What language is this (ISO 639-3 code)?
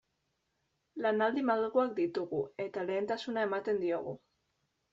eus